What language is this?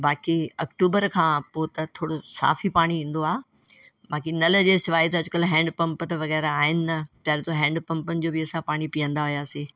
Sindhi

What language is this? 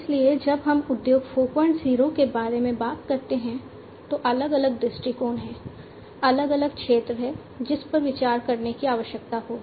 Hindi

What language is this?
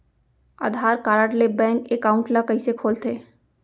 Chhattisgarhi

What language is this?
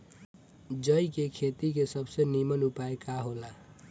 Bhojpuri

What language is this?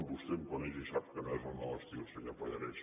Catalan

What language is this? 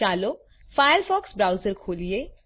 Gujarati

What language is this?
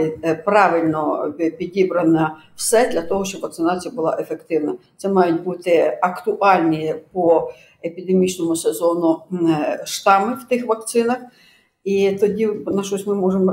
Ukrainian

